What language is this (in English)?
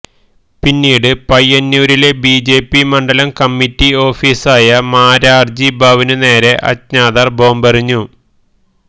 Malayalam